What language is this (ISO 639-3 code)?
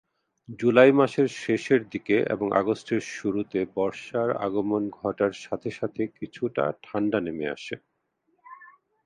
ben